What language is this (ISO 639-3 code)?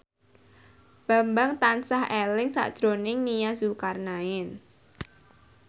jav